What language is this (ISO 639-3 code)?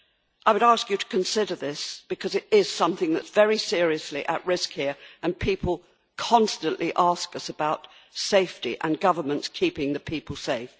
eng